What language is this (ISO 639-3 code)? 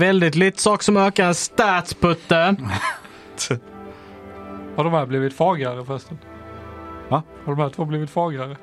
swe